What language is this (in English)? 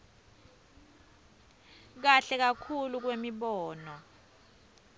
Swati